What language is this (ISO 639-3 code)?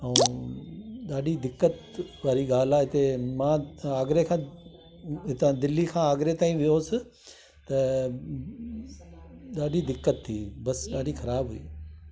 snd